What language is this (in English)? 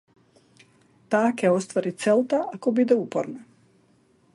Macedonian